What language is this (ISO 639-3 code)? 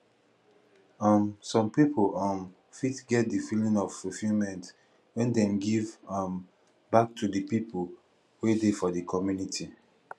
pcm